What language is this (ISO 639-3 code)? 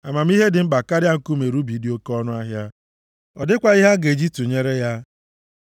ibo